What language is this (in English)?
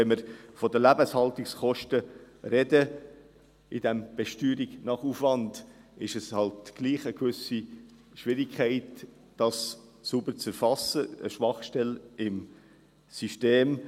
Swiss German